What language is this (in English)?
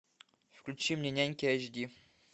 Russian